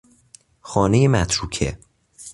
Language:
Persian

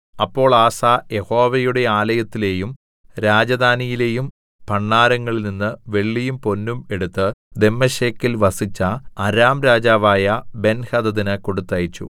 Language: Malayalam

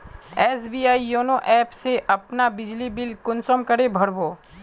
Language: Magahi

